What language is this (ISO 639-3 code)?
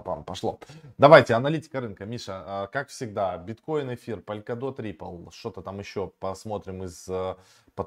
rus